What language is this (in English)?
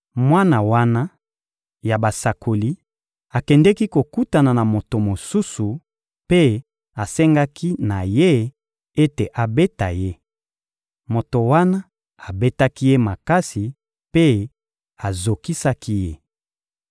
Lingala